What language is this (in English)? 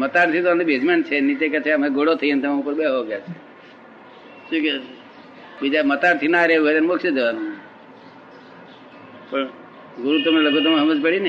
Gujarati